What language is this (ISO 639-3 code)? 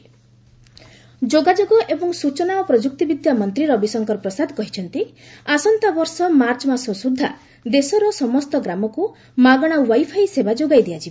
ori